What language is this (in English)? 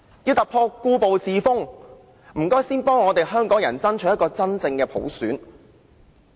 Cantonese